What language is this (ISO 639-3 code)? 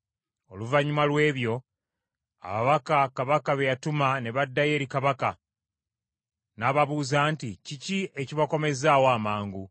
lug